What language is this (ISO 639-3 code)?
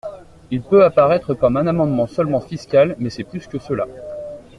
fra